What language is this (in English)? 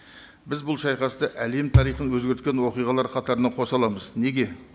Kazakh